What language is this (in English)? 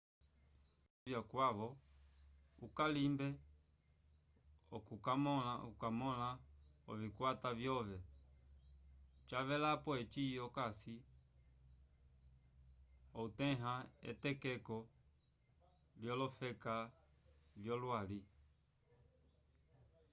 Umbundu